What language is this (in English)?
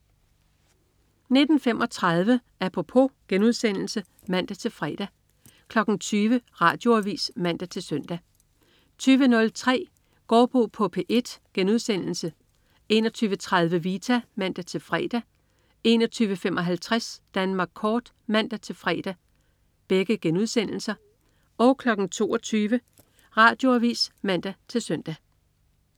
Danish